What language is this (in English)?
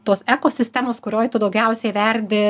Lithuanian